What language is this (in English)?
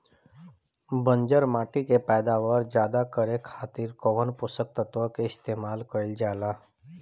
Bhojpuri